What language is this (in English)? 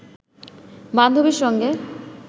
Bangla